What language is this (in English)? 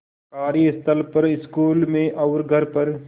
Hindi